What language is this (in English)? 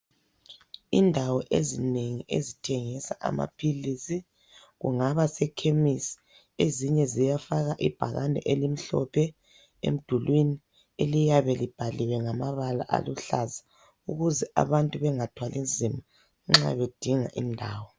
North Ndebele